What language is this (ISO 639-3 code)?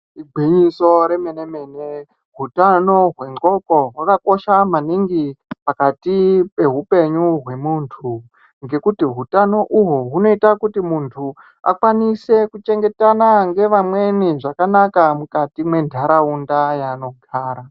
ndc